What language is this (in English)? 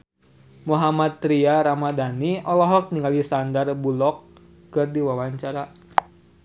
Sundanese